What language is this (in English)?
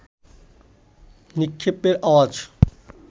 Bangla